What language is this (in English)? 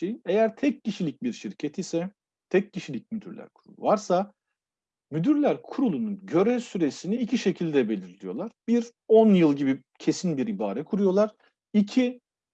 Turkish